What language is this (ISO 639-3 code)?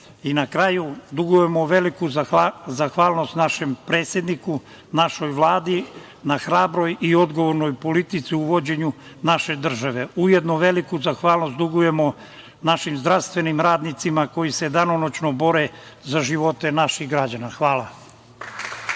srp